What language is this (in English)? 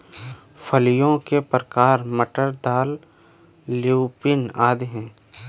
Hindi